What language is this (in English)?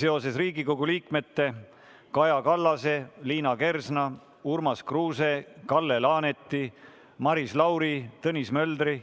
Estonian